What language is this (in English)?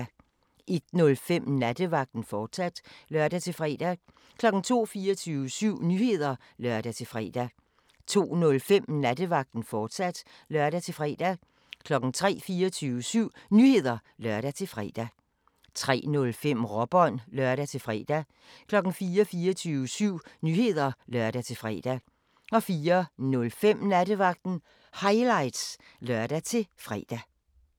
Danish